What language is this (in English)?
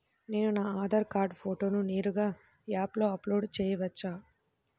Telugu